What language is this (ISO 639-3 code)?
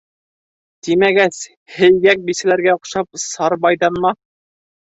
bak